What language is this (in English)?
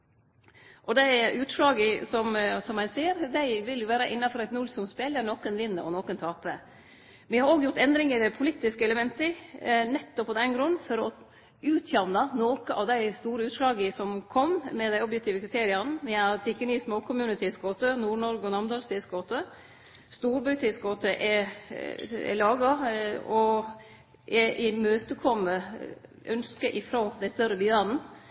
Norwegian Nynorsk